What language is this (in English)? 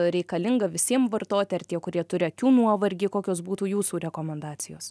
Lithuanian